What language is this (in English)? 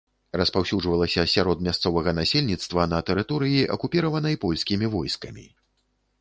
Belarusian